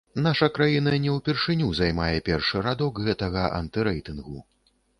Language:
Belarusian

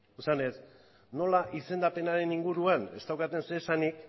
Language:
Basque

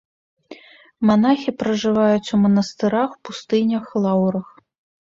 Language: Belarusian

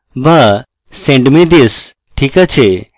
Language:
Bangla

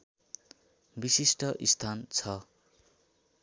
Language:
Nepali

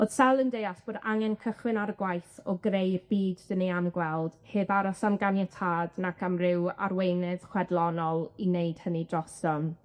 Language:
Welsh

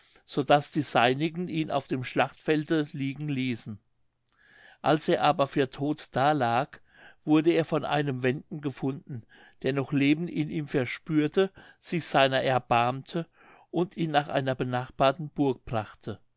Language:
German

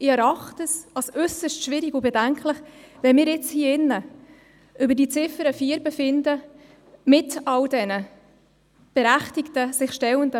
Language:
Swiss German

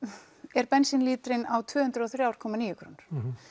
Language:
Icelandic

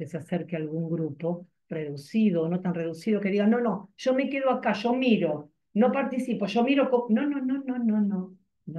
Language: Spanish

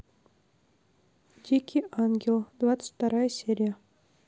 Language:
Russian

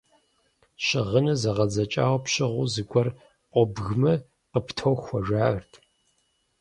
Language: Kabardian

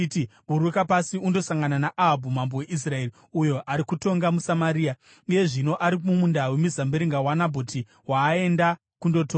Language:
Shona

